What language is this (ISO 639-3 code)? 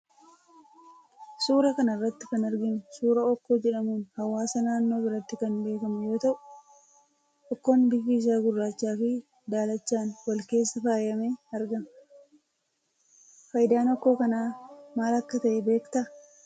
orm